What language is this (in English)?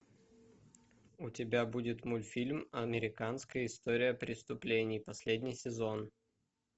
Russian